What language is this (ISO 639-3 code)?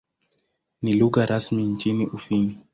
swa